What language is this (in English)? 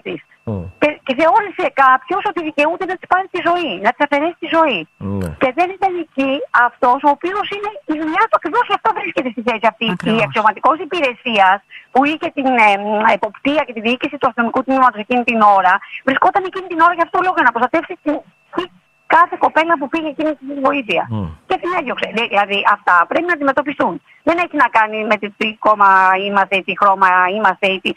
Greek